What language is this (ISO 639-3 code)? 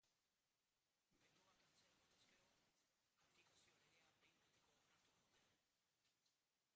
eus